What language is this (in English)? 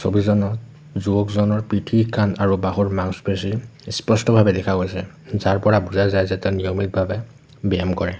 Assamese